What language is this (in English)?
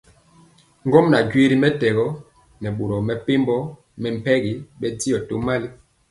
Mpiemo